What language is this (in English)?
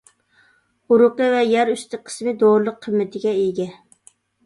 Uyghur